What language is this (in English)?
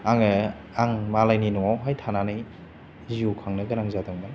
Bodo